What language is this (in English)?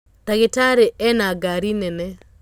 Kikuyu